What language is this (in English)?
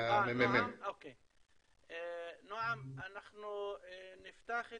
Hebrew